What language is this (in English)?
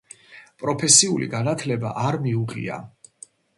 Georgian